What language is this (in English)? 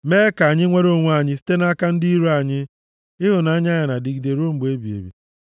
Igbo